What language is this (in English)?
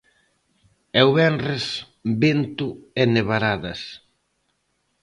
Galician